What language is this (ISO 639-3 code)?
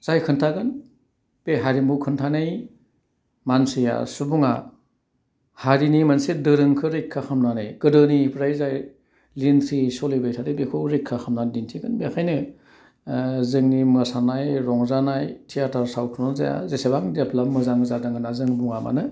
brx